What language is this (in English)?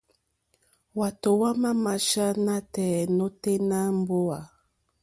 Mokpwe